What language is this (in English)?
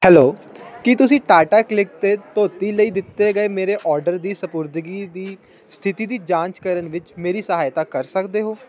Punjabi